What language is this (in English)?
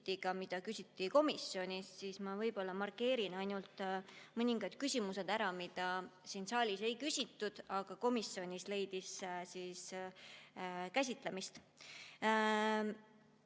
Estonian